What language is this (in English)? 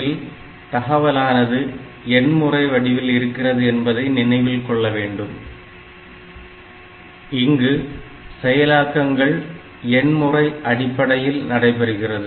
Tamil